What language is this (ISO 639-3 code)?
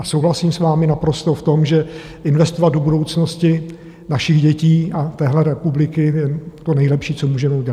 ces